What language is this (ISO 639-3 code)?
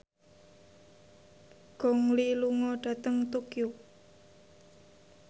jav